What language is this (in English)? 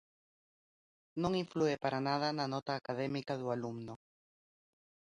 Galician